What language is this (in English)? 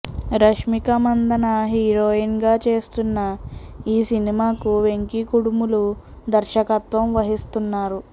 Telugu